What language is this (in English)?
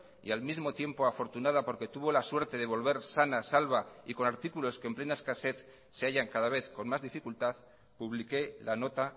Spanish